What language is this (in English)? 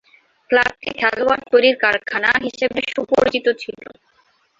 Bangla